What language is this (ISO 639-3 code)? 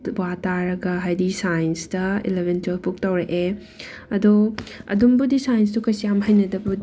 mni